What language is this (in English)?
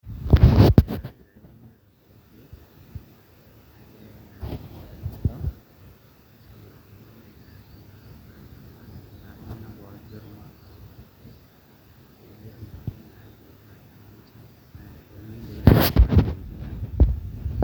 Masai